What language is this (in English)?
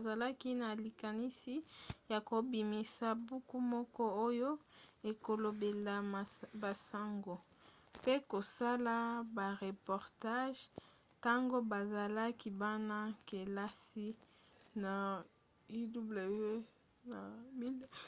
Lingala